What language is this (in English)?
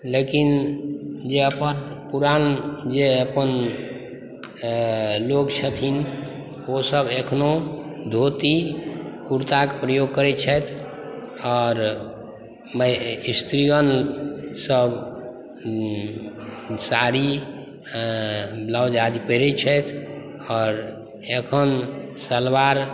Maithili